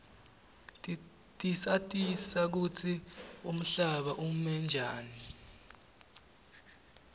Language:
Swati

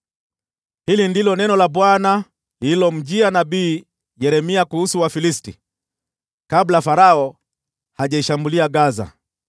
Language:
Swahili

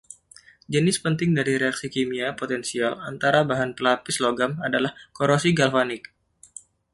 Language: Indonesian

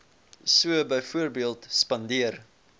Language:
Afrikaans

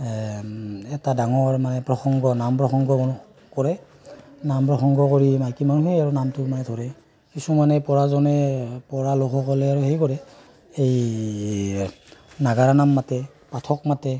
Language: Assamese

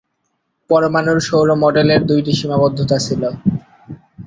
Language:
Bangla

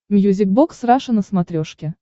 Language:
Russian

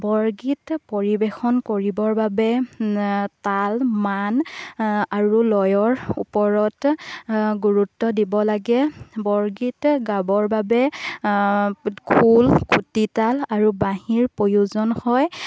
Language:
Assamese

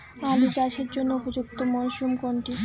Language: Bangla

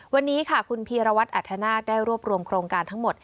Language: Thai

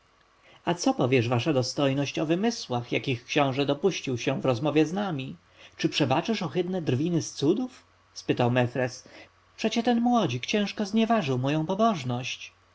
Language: Polish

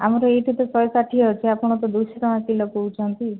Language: Odia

